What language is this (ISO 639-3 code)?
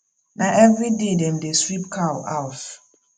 pcm